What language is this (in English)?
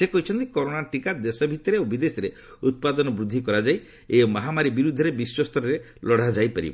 Odia